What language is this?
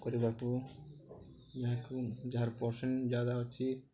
Odia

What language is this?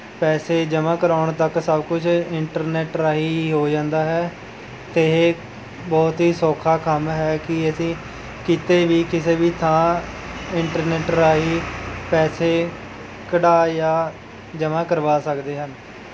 Punjabi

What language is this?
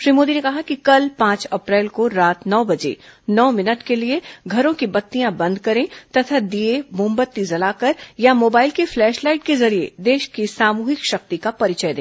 Hindi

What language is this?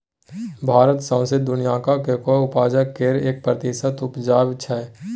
Maithili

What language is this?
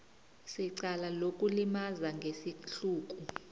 South Ndebele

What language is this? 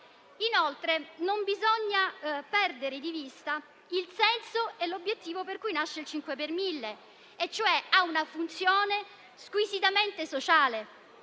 Italian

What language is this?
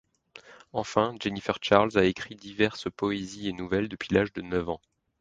French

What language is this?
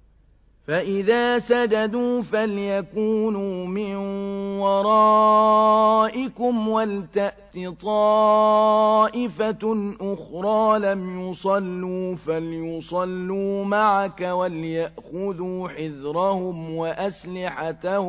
Arabic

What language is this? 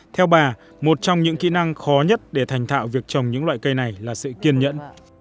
Vietnamese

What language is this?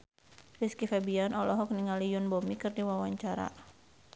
Sundanese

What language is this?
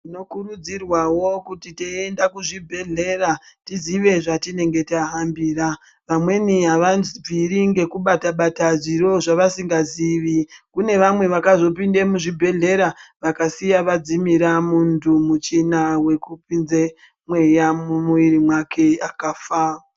Ndau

